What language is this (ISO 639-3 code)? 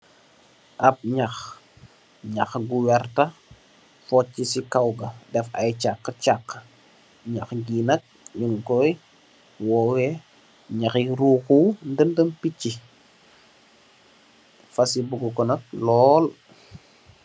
wol